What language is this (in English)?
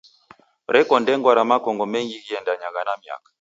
Taita